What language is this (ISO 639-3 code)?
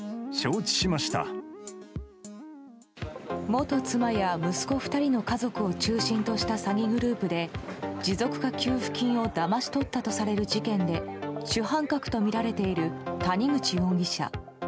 jpn